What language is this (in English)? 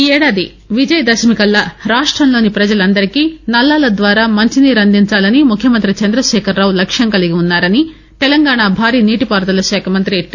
Telugu